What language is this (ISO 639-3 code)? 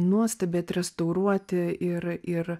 lit